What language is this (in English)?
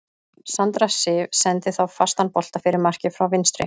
Icelandic